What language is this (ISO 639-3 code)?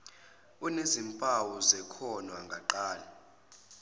zul